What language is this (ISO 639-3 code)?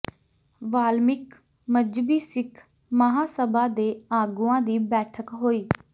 pan